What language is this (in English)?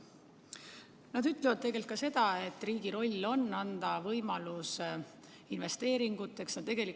Estonian